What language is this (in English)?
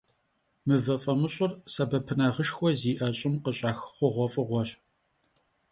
Kabardian